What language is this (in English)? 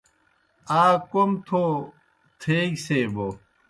Kohistani Shina